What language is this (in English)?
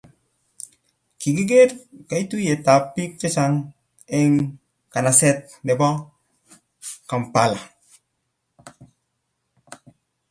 Kalenjin